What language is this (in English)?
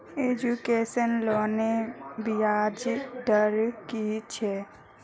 Magahi